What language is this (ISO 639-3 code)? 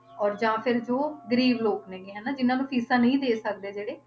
pan